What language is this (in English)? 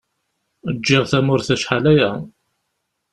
Kabyle